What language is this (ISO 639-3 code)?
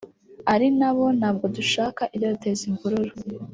kin